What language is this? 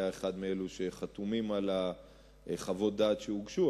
Hebrew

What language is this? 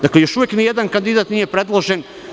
Serbian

